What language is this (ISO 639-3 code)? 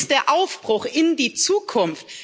deu